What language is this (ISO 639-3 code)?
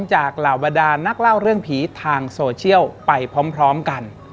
tha